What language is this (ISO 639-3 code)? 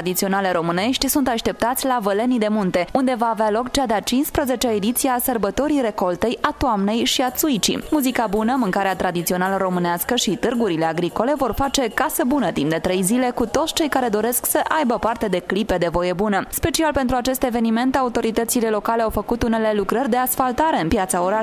ron